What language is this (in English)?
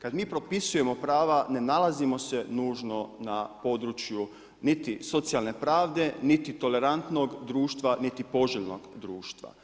Croatian